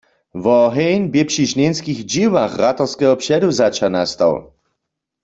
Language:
Upper Sorbian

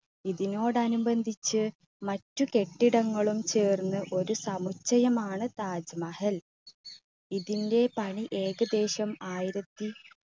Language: Malayalam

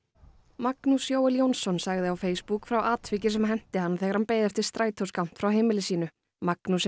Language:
Icelandic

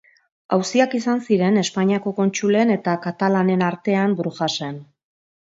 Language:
Basque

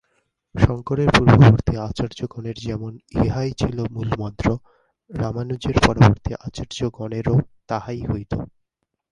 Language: Bangla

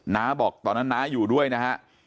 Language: Thai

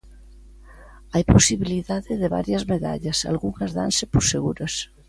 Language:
Galician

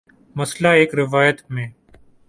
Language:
Urdu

